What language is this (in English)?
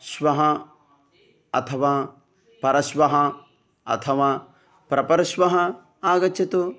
Sanskrit